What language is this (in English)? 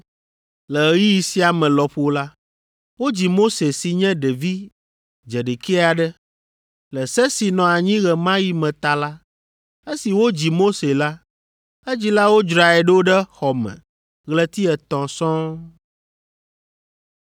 Ewe